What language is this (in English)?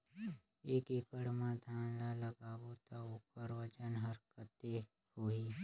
Chhattisgarhi